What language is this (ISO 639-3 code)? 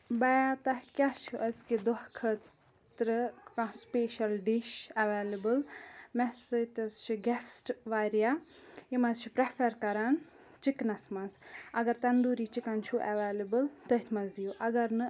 kas